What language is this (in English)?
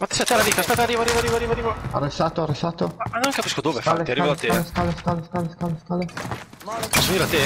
Italian